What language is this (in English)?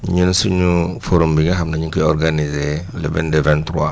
Wolof